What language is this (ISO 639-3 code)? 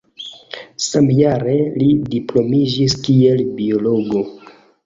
epo